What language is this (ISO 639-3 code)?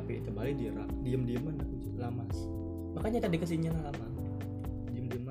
ind